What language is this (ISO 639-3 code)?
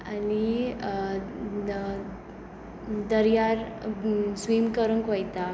kok